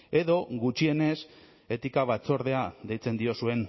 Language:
Basque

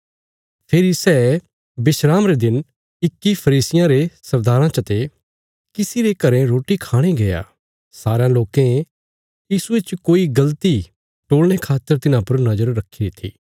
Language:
Bilaspuri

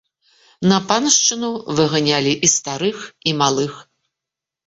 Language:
Belarusian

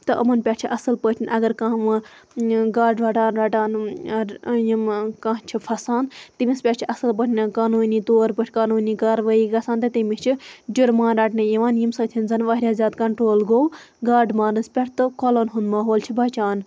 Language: Kashmiri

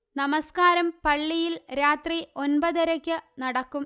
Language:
Malayalam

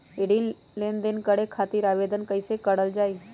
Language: Magahi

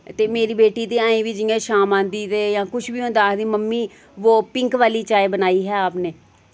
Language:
Dogri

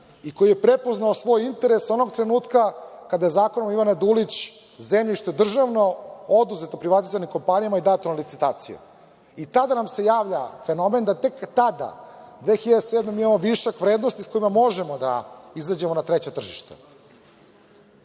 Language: Serbian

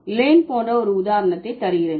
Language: Tamil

